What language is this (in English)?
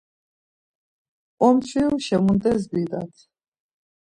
Laz